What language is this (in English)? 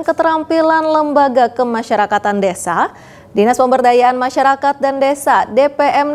Indonesian